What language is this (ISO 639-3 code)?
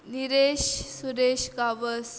kok